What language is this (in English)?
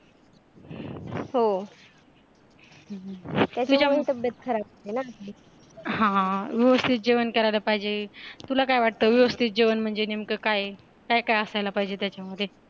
Marathi